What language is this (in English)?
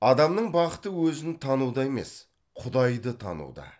Kazakh